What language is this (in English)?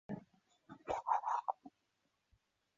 Chinese